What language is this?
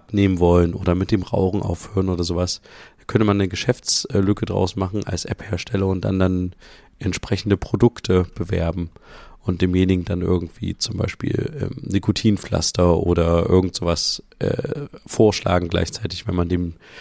German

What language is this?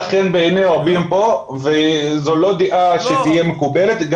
Hebrew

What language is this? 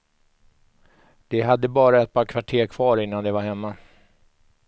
Swedish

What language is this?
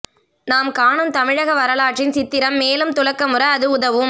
Tamil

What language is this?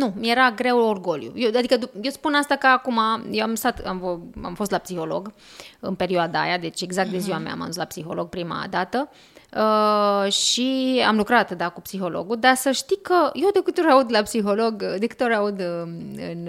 Romanian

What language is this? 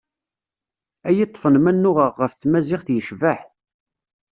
Kabyle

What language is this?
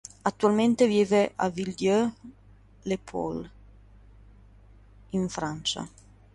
Italian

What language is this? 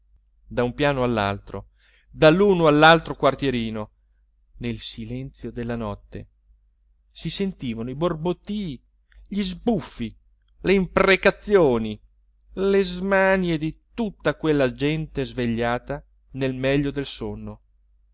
Italian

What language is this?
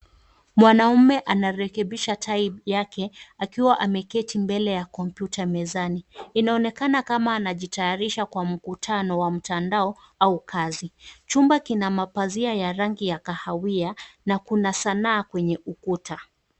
Swahili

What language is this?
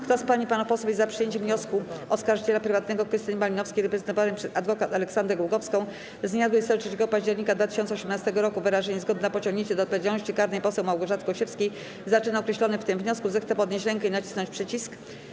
Polish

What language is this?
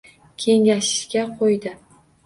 Uzbek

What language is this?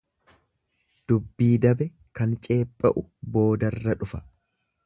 Oromo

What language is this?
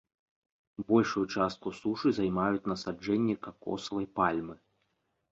Belarusian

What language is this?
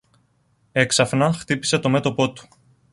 Greek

